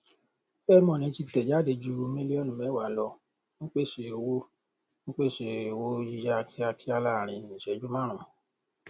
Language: Yoruba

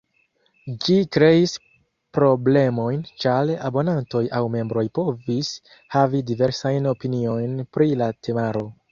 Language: Esperanto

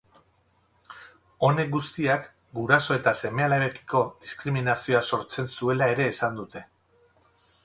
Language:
Basque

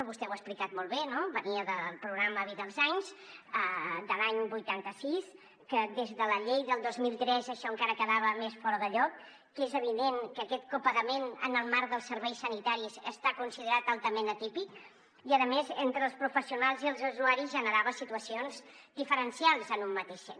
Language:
Catalan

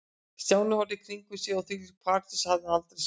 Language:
Icelandic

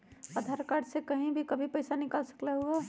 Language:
Magahi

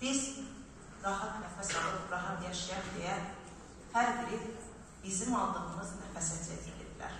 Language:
Turkish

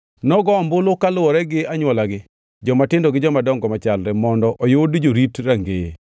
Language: Luo (Kenya and Tanzania)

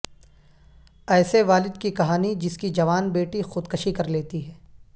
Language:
Urdu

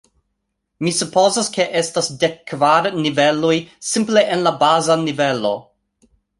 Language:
Esperanto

